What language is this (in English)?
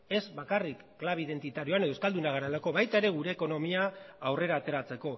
Basque